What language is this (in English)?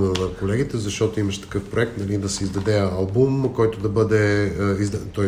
Bulgarian